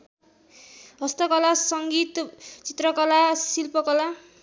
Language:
Nepali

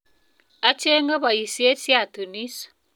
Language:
Kalenjin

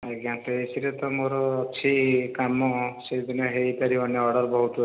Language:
Odia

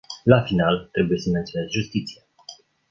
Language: Romanian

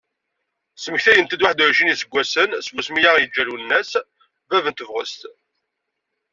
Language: Kabyle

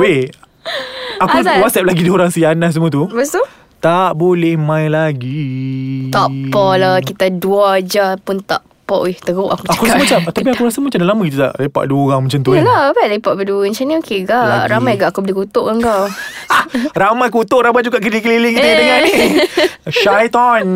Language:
Malay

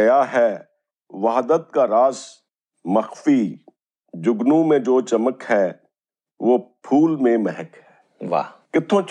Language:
Punjabi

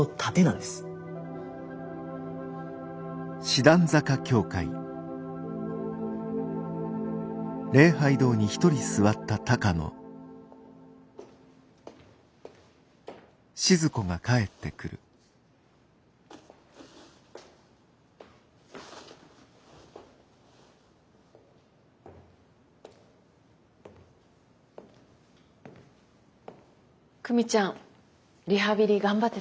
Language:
Japanese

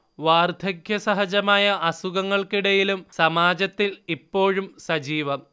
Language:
Malayalam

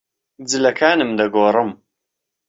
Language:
Central Kurdish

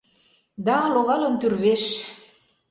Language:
Mari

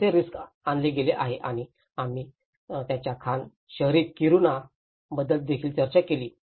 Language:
Marathi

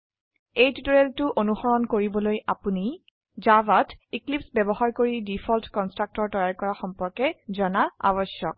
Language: Assamese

